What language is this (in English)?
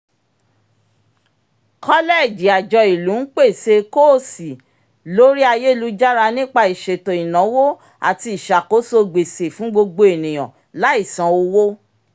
Yoruba